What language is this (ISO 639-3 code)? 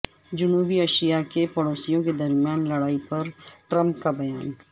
urd